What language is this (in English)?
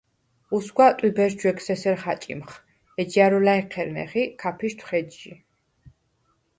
Svan